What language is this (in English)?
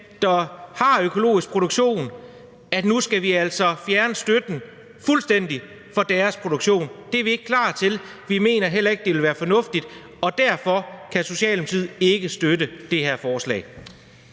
Danish